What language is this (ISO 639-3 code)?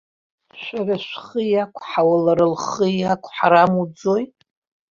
abk